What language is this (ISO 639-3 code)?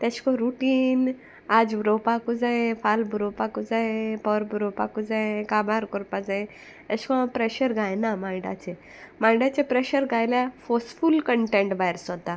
kok